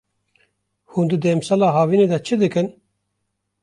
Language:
Kurdish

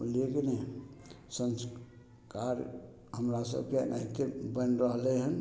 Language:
Maithili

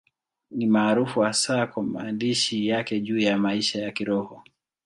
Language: Swahili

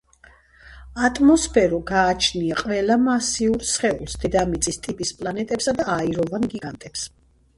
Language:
Georgian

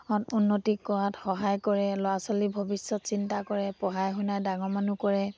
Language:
Assamese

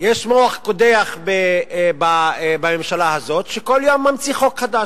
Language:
Hebrew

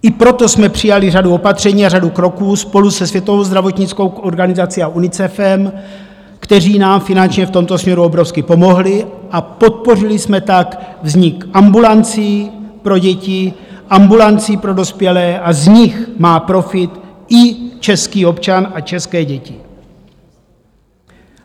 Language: Czech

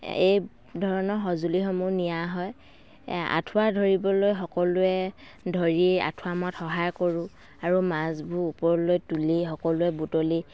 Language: Assamese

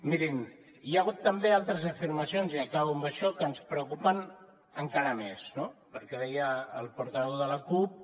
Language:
Catalan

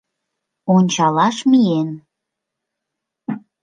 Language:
Mari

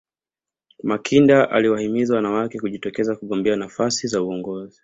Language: Swahili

